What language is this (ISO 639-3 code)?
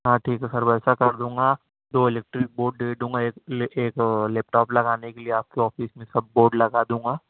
urd